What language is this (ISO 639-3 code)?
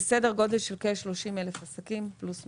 heb